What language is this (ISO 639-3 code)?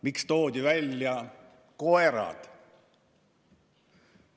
est